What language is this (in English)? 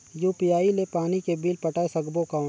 Chhattisgarhi